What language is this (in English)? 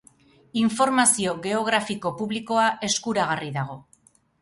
Basque